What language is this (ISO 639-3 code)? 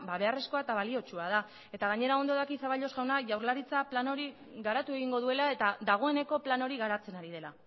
eus